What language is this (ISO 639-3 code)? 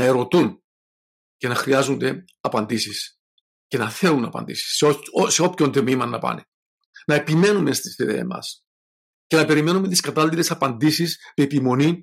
ell